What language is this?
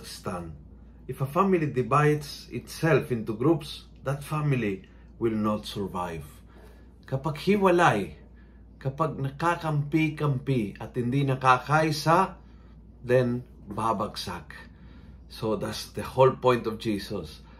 Filipino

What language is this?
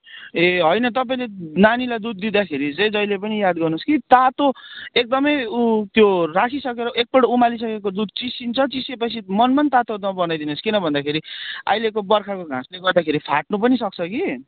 Nepali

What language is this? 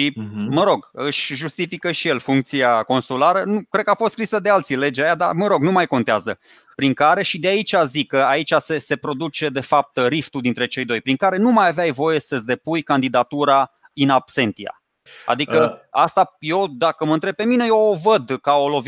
Romanian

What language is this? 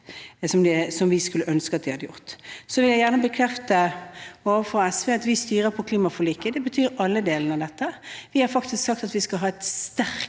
Norwegian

